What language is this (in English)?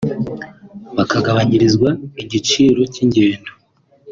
Kinyarwanda